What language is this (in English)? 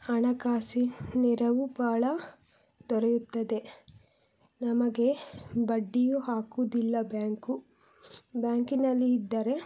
Kannada